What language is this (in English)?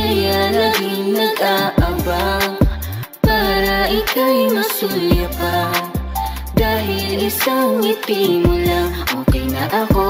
Portuguese